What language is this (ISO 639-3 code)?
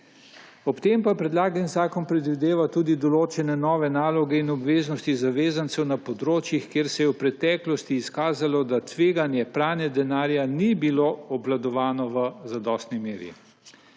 slv